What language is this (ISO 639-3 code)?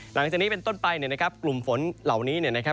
tha